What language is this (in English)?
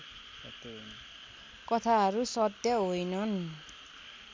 Nepali